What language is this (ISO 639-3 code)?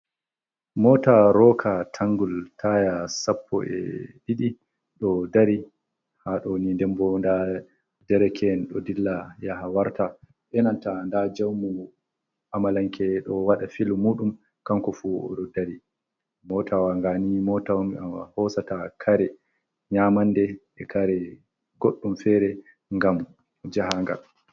ful